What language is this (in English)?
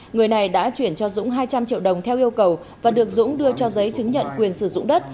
Vietnamese